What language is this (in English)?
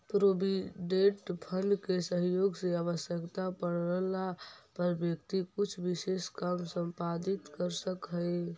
Magahi